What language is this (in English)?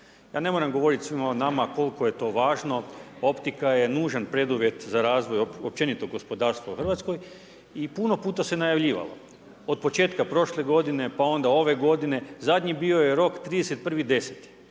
Croatian